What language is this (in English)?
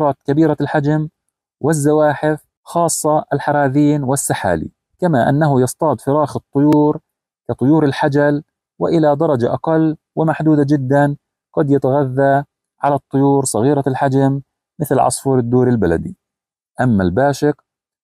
Arabic